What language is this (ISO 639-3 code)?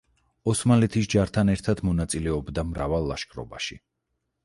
kat